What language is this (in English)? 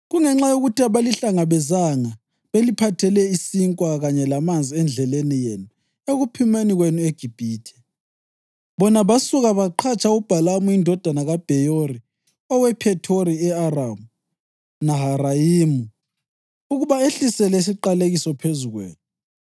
North Ndebele